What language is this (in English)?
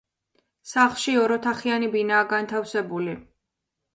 Georgian